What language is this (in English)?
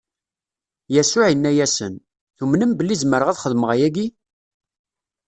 Kabyle